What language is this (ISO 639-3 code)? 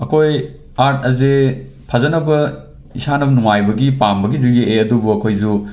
mni